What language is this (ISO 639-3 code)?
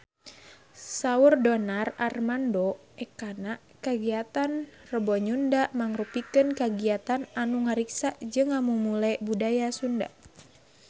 sun